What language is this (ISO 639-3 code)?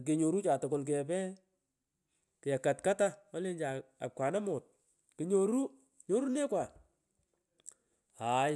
pko